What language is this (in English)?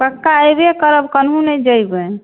Maithili